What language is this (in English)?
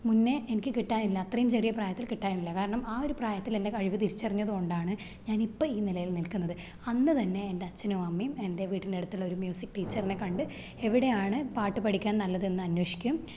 Malayalam